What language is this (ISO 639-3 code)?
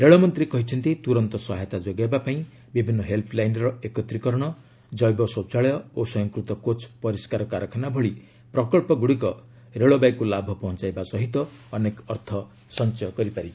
ori